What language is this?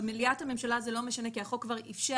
Hebrew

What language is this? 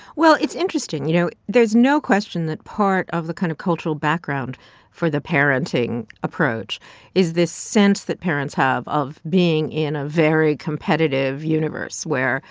English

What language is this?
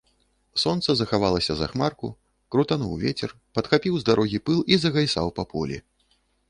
Belarusian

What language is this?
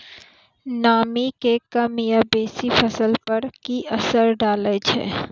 Maithili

